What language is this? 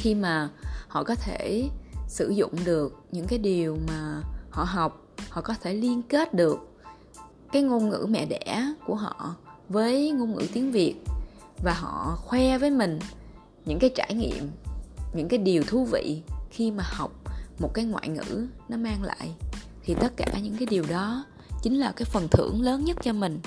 Vietnamese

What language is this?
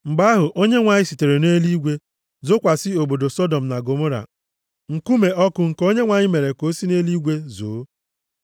Igbo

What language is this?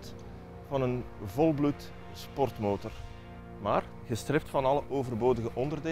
Dutch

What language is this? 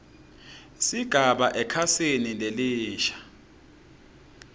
Swati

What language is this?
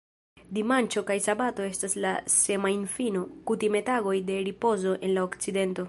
Esperanto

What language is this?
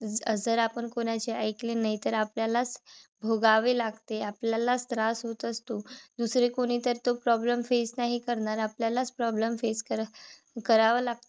Marathi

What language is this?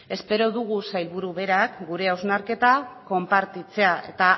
Basque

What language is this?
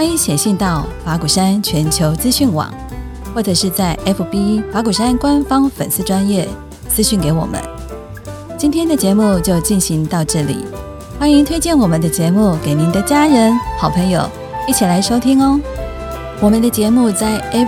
Chinese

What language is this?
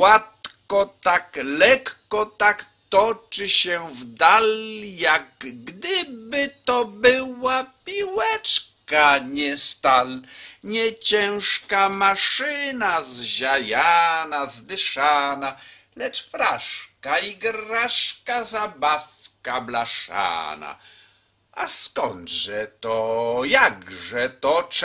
Polish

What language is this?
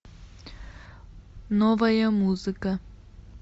Russian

